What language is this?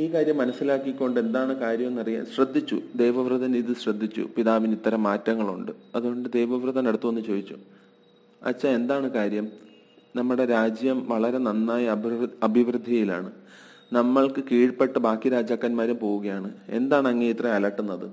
Malayalam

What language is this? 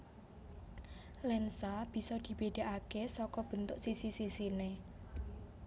Javanese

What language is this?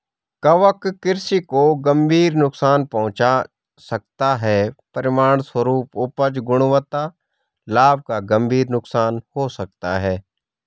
Hindi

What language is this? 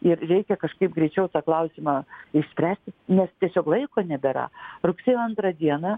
Lithuanian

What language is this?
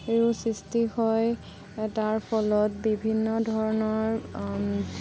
Assamese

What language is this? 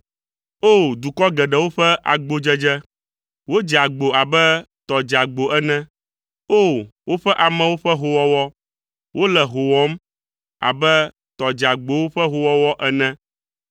Ewe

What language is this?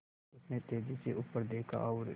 Hindi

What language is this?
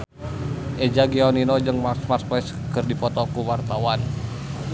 Sundanese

